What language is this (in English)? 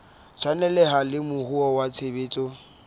Southern Sotho